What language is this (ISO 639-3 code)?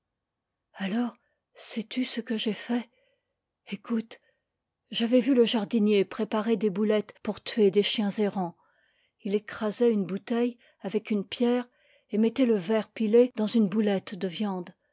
fra